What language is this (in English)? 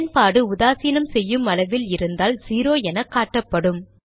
Tamil